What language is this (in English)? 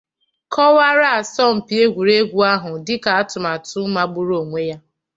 Igbo